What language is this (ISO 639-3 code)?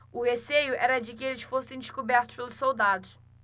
por